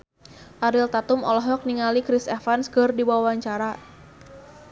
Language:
Sundanese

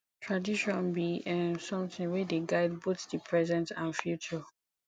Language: Nigerian Pidgin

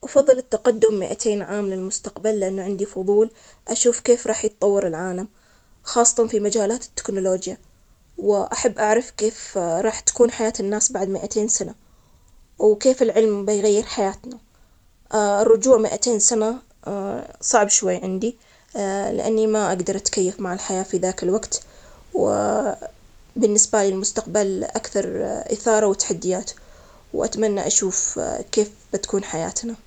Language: Omani Arabic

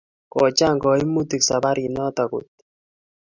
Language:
Kalenjin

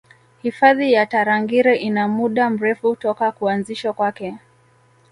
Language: Swahili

